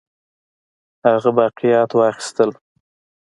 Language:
Pashto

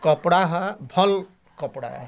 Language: Odia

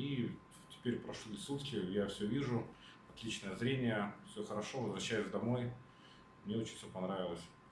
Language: Russian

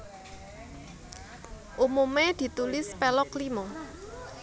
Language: Javanese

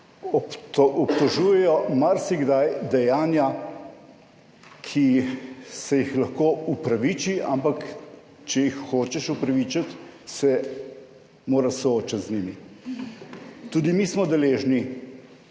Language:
Slovenian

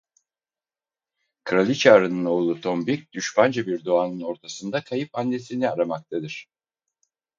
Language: Turkish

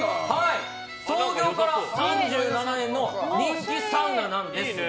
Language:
Japanese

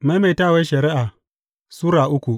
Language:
Hausa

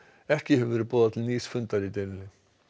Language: Icelandic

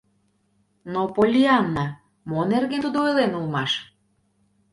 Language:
Mari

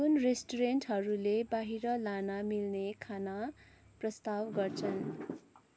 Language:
Nepali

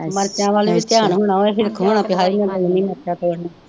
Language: Punjabi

